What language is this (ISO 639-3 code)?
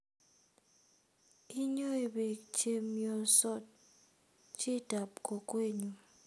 kln